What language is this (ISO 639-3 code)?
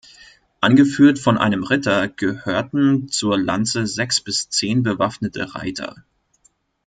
deu